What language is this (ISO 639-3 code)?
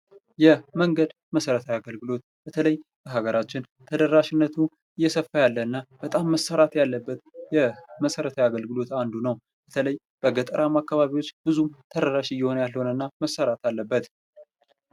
amh